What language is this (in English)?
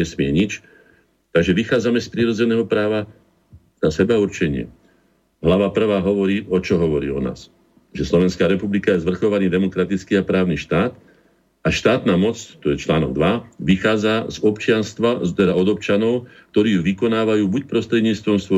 Slovak